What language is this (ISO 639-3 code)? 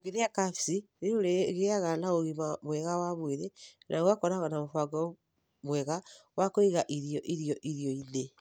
kik